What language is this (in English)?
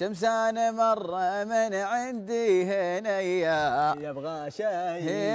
Arabic